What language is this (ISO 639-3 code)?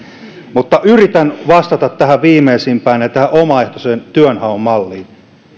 fin